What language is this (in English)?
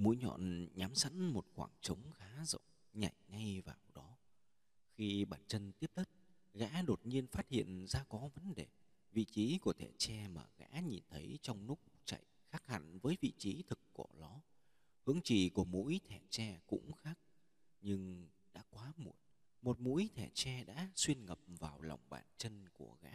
Vietnamese